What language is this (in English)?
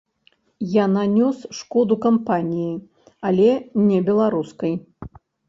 Belarusian